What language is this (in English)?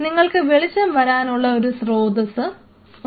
Malayalam